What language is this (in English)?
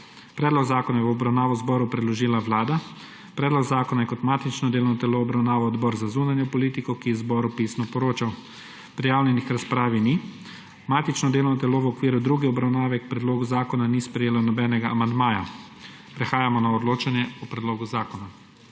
Slovenian